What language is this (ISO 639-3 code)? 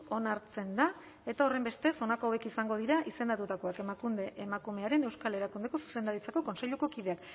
eus